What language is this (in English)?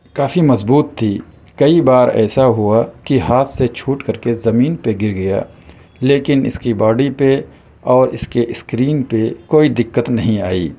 Urdu